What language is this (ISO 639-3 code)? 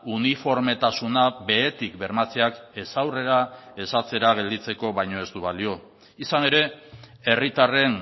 eus